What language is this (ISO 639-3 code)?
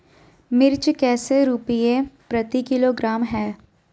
mag